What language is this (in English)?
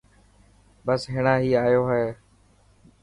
Dhatki